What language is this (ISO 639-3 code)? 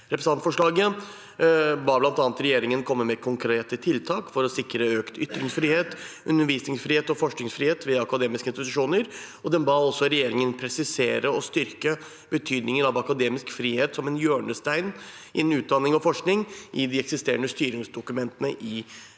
nor